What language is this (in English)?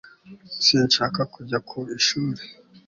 Kinyarwanda